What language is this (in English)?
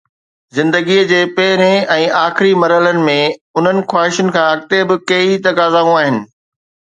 Sindhi